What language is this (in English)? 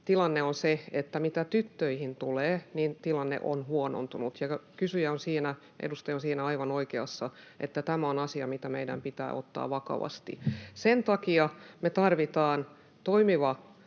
Finnish